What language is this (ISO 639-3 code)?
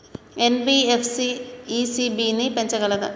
tel